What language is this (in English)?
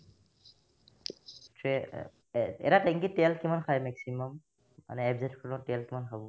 Assamese